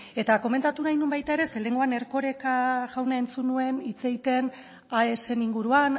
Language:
Basque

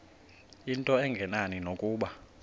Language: Xhosa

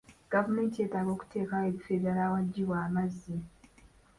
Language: Ganda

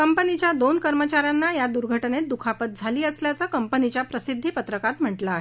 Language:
Marathi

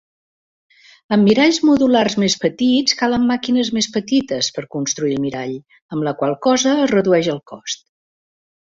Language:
Catalan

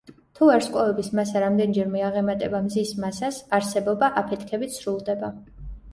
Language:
Georgian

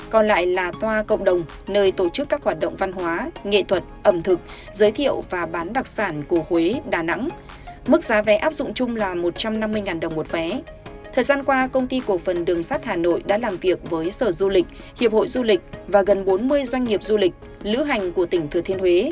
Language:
Vietnamese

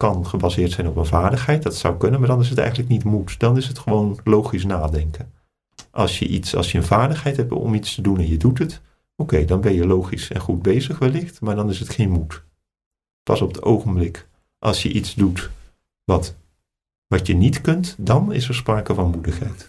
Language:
Dutch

